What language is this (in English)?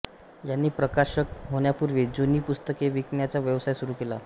Marathi